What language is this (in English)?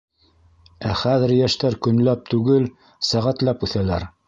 Bashkir